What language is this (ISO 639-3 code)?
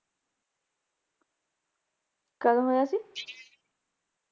pan